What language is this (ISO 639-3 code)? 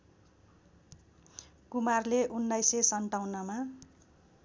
nep